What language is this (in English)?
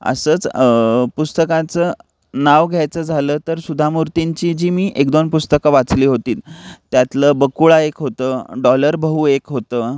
Marathi